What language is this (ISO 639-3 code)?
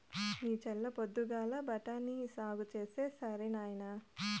tel